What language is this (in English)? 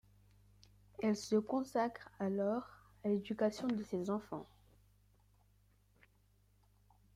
French